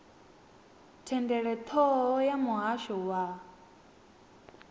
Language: Venda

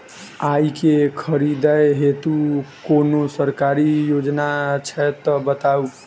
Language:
Maithili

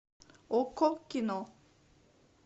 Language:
Russian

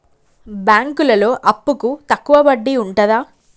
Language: Telugu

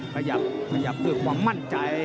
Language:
Thai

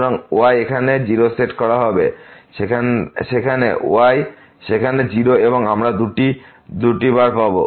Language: Bangla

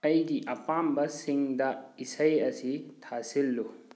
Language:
Manipuri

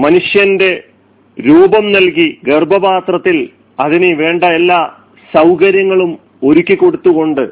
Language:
Malayalam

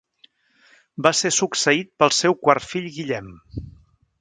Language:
Catalan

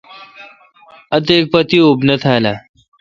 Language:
Kalkoti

